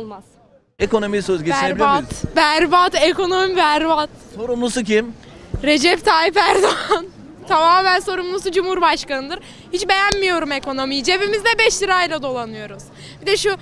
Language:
Turkish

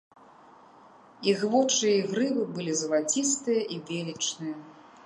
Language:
Belarusian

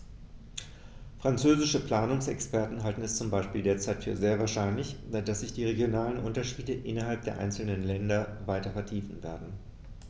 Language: German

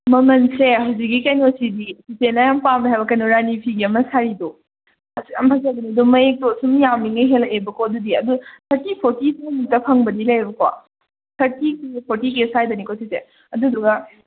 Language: Manipuri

